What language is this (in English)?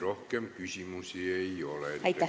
Estonian